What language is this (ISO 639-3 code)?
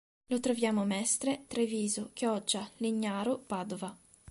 ita